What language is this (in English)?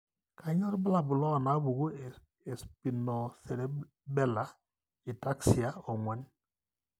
Masai